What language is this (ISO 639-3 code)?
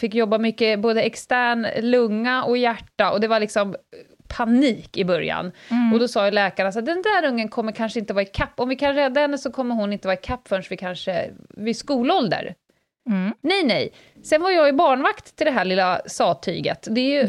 swe